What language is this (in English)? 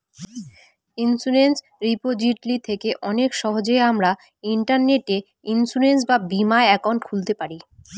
Bangla